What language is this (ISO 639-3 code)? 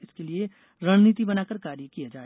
hin